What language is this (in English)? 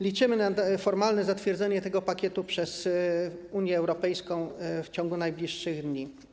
Polish